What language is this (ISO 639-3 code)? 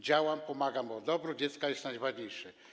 pol